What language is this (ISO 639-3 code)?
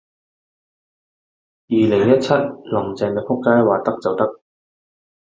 yue